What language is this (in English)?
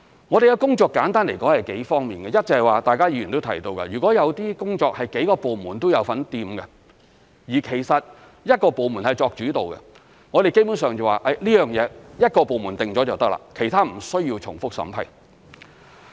Cantonese